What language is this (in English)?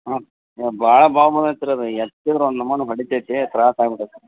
Kannada